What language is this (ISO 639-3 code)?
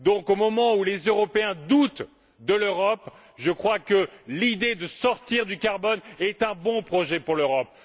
fra